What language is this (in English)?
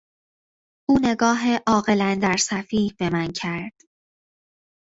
Persian